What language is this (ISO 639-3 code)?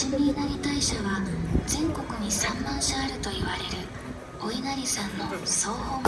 jpn